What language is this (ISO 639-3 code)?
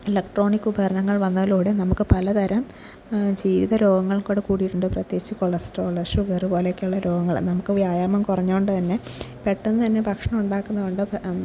mal